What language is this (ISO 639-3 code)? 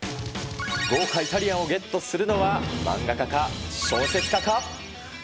jpn